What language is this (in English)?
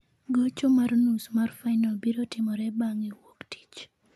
Luo (Kenya and Tanzania)